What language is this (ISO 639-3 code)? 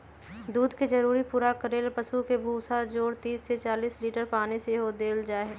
mag